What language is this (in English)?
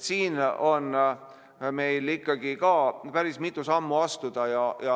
Estonian